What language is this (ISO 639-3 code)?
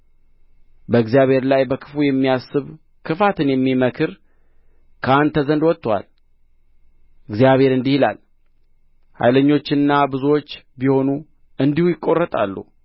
amh